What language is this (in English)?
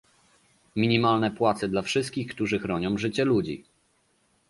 Polish